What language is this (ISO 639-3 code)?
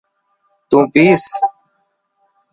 mki